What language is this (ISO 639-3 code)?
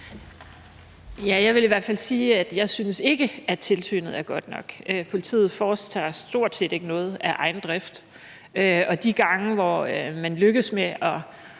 dan